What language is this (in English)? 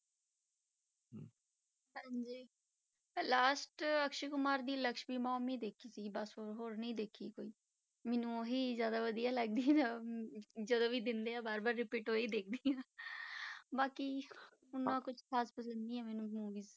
Punjabi